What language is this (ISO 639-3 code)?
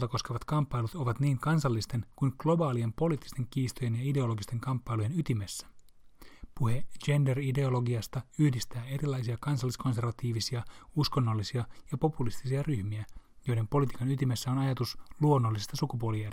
fin